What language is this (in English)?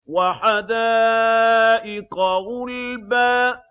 Arabic